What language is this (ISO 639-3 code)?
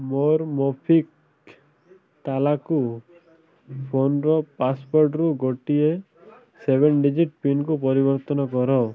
ori